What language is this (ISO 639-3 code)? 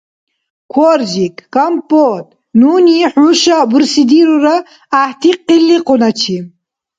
dar